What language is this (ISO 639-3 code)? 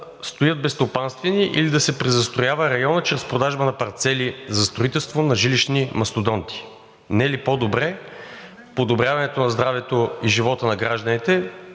bul